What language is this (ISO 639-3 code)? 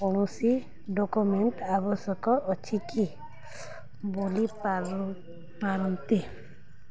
ori